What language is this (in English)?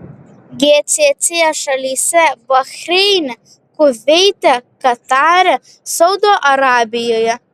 Lithuanian